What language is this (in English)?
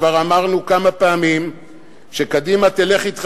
Hebrew